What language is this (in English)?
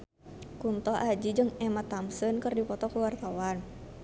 Sundanese